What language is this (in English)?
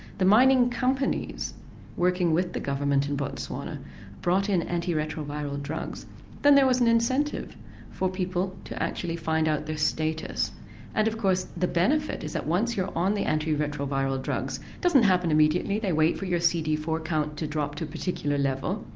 English